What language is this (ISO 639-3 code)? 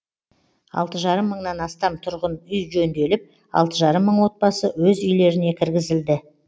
kaz